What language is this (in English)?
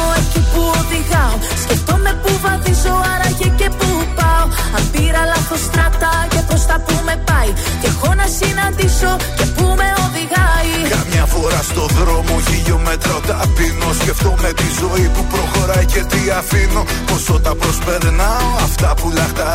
Greek